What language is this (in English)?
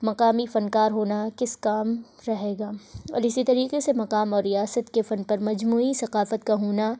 Urdu